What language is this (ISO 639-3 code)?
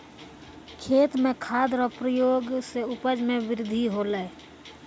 mai